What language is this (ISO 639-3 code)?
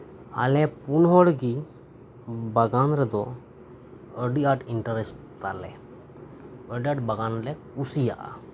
sat